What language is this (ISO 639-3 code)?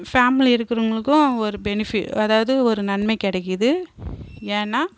tam